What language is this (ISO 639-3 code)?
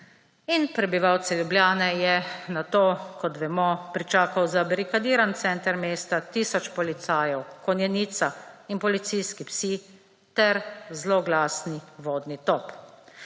slv